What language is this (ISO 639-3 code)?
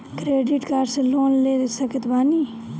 bho